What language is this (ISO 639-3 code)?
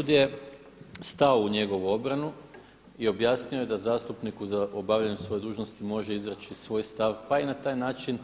hrv